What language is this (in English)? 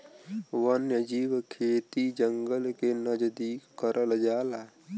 Bhojpuri